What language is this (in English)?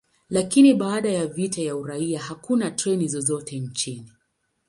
Swahili